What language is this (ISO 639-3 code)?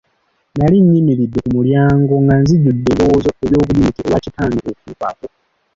lug